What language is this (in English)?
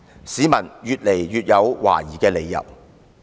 Cantonese